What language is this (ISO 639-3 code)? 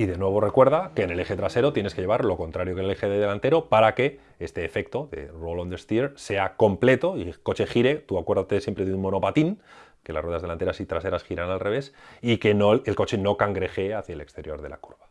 spa